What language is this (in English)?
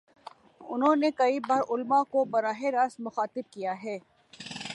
Urdu